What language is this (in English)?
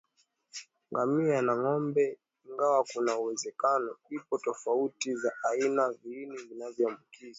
Swahili